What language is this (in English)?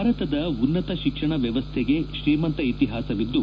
Kannada